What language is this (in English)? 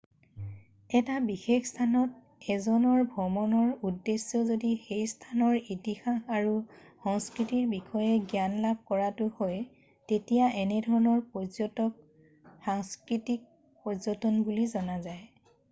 Assamese